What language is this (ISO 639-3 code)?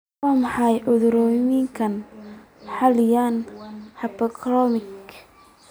som